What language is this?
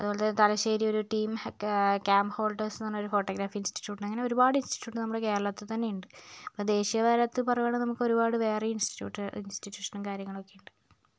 Malayalam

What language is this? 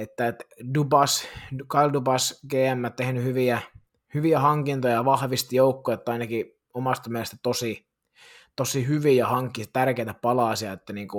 Finnish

